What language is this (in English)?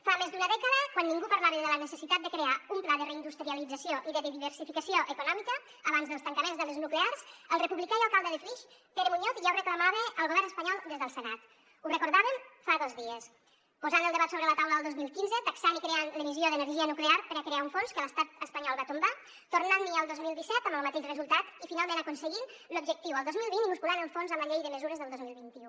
Catalan